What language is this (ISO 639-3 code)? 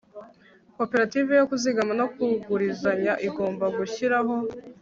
kin